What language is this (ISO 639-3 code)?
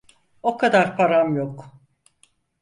tur